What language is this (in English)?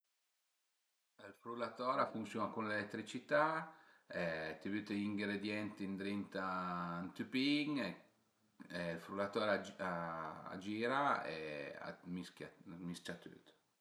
Piedmontese